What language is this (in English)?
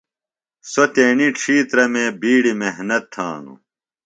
Phalura